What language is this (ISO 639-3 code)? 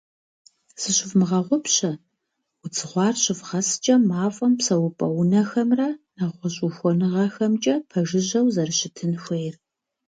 kbd